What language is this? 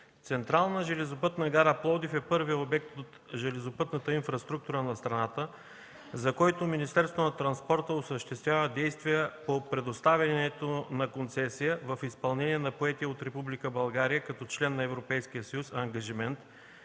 Bulgarian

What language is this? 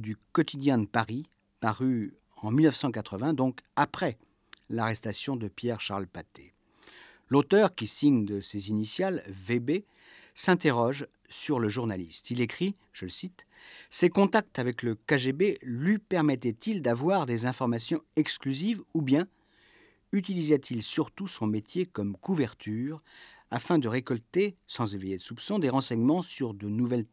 French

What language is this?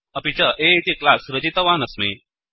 Sanskrit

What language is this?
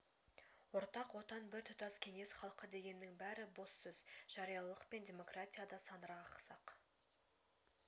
Kazakh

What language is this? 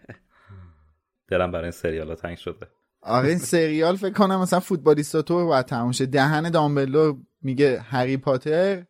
Persian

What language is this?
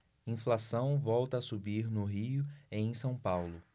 Portuguese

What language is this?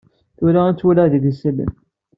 Kabyle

